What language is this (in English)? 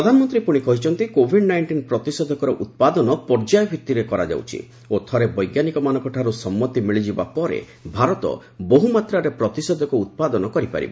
Odia